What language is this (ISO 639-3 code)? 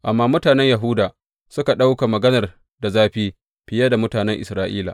hau